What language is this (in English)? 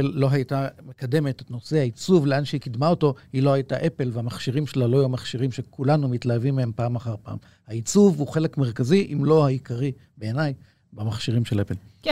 Hebrew